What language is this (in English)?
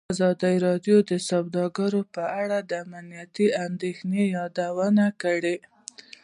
Pashto